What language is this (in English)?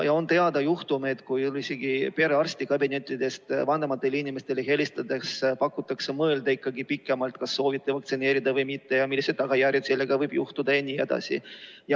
Estonian